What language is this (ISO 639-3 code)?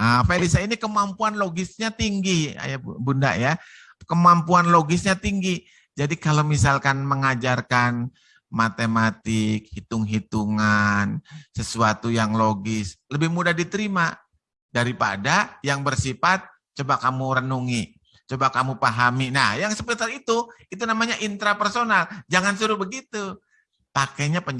ind